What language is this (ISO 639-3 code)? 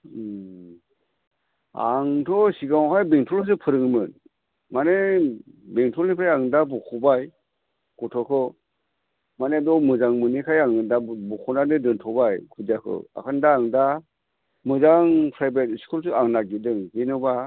brx